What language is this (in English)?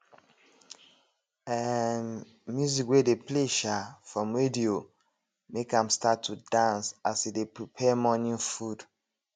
Nigerian Pidgin